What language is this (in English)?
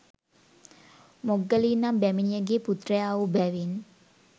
Sinhala